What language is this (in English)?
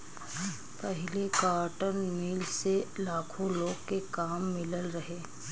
Bhojpuri